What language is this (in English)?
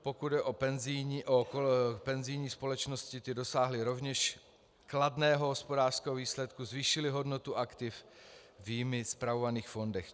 Czech